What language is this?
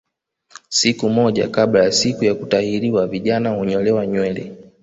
Swahili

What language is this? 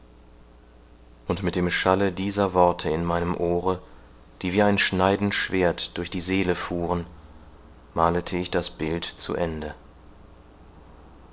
German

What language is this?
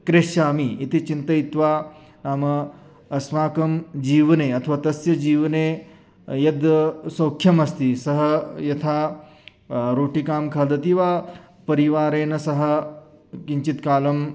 Sanskrit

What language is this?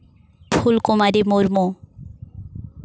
Santali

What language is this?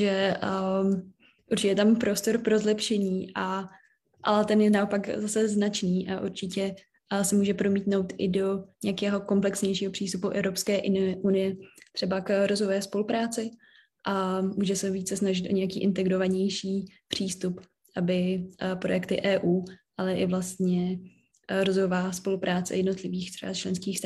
Czech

